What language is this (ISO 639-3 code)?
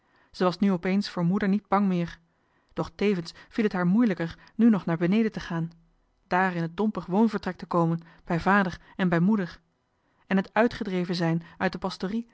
nld